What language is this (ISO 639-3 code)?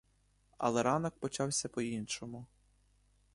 ukr